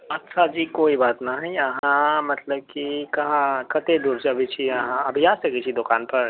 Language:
Maithili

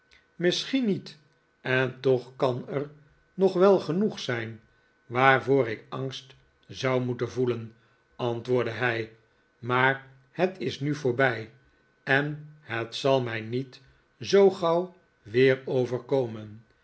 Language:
Dutch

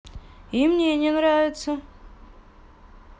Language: Russian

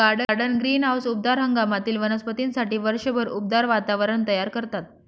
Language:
Marathi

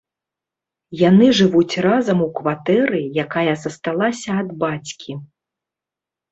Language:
Belarusian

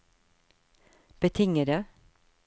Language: Norwegian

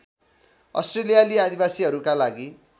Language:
Nepali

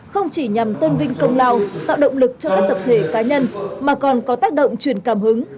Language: Vietnamese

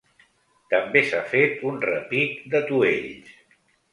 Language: Catalan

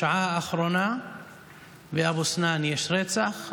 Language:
Hebrew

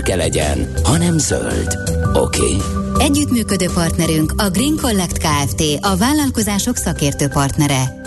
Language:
Hungarian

